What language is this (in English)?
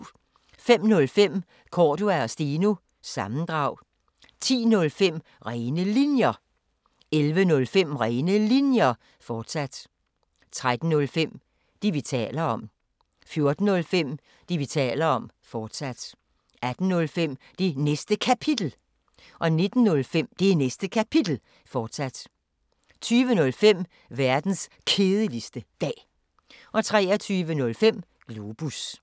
Danish